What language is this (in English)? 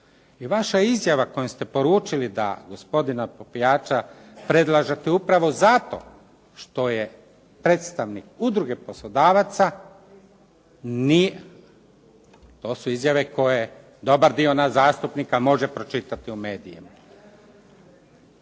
Croatian